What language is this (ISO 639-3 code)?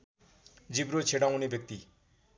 nep